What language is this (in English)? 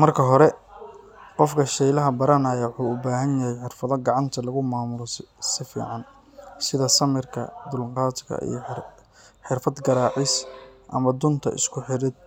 Somali